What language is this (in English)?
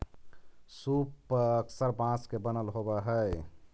Magahi